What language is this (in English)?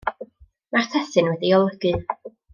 Welsh